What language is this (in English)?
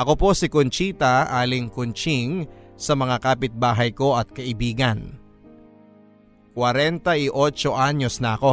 Filipino